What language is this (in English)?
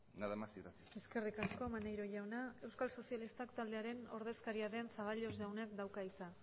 Basque